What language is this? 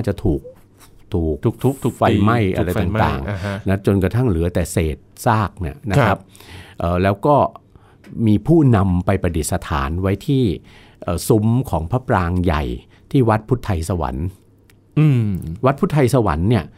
Thai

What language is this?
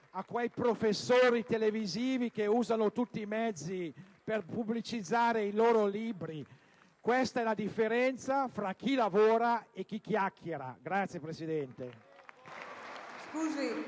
Italian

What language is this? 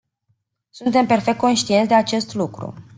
Romanian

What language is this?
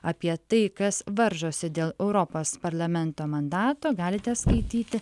Lithuanian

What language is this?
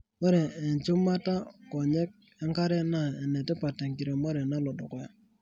Masai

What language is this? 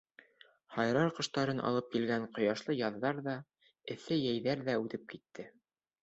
Bashkir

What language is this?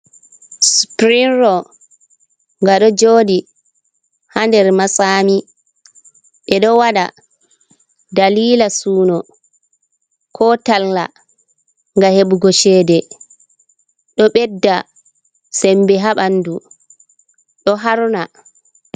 Fula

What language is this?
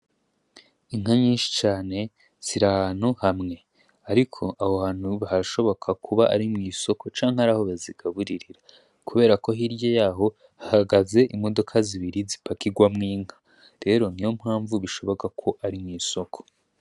Rundi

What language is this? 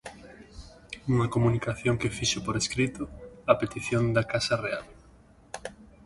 Galician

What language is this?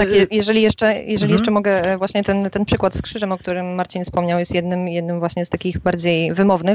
Polish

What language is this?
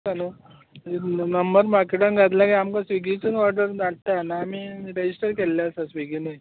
Konkani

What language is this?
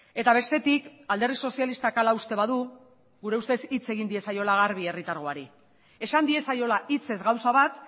Basque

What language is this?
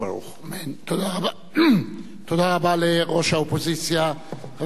Hebrew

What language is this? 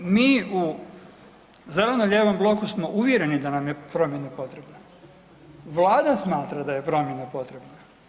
Croatian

